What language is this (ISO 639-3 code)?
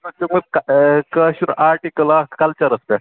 kas